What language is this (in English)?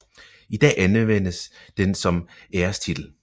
Danish